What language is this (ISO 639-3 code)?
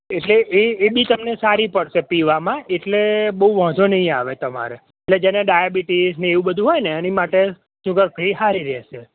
guj